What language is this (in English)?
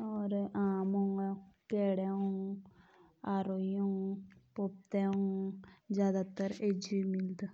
Jaunsari